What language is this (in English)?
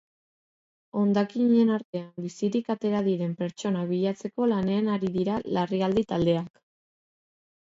Basque